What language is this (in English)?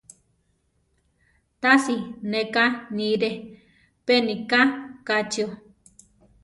Central Tarahumara